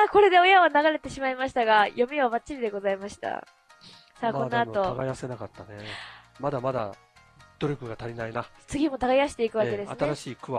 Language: Japanese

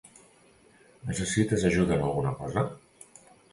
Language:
Catalan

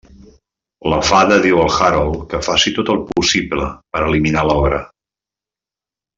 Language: Catalan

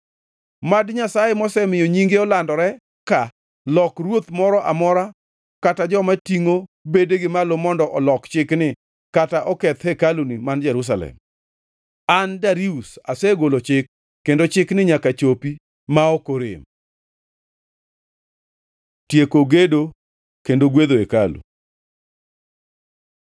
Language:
Luo (Kenya and Tanzania)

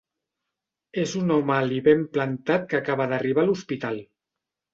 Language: Catalan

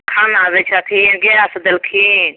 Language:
Maithili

